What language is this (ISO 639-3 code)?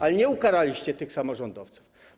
pol